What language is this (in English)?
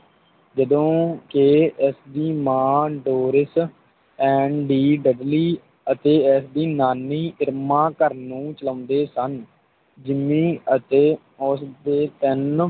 Punjabi